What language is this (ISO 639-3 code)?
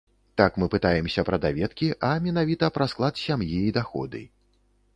bel